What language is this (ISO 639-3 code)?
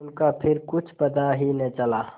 hin